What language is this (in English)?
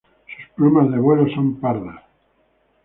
Spanish